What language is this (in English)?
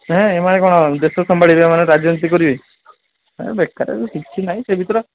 Odia